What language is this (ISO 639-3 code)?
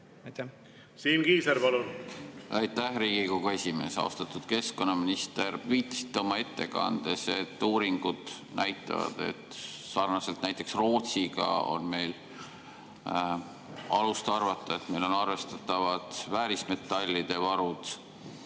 est